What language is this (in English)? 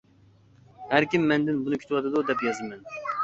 Uyghur